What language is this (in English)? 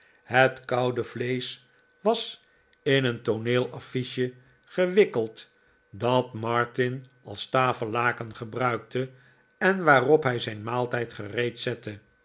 Dutch